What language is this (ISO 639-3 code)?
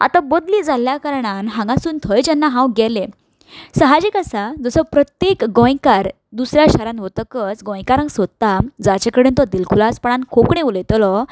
kok